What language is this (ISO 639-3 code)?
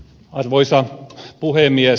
fin